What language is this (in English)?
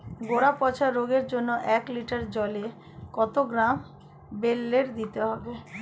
Bangla